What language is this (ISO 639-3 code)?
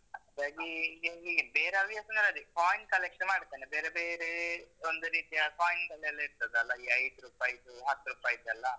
kan